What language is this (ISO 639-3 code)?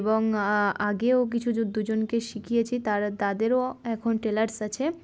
ben